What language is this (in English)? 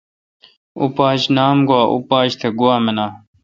Kalkoti